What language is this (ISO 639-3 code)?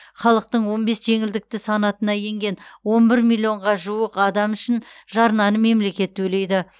kaz